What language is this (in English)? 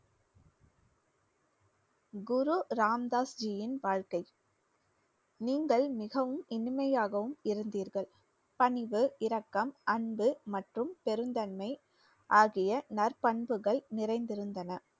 Tamil